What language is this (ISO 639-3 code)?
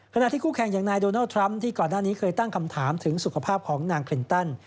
tha